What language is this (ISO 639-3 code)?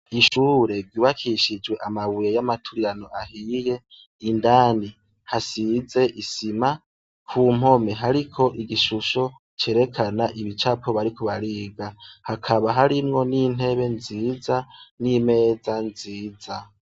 run